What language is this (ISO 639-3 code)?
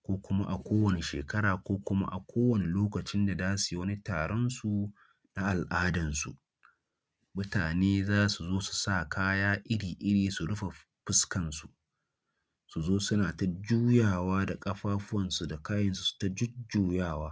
hau